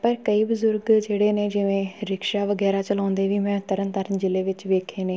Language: Punjabi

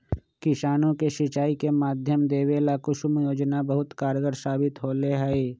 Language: Magahi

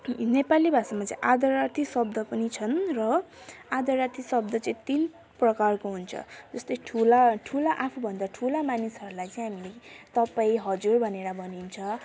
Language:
Nepali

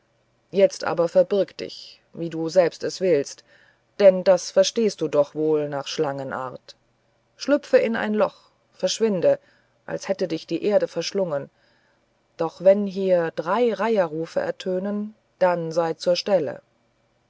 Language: German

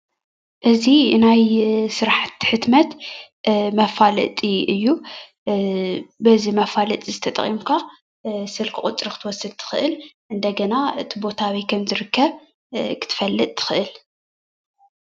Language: Tigrinya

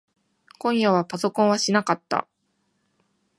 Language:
Japanese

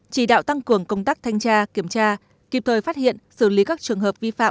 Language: Vietnamese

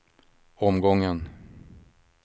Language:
Swedish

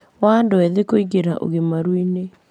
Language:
Kikuyu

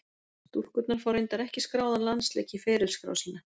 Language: Icelandic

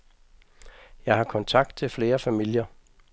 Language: Danish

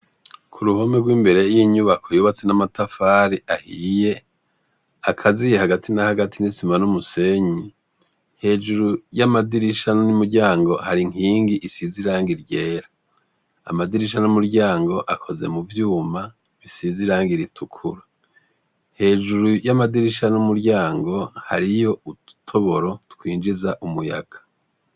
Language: Rundi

